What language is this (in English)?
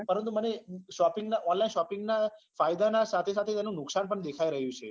Gujarati